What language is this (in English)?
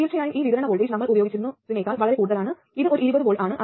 Malayalam